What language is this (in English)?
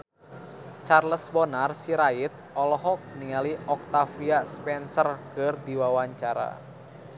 Sundanese